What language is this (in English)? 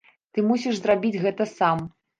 Belarusian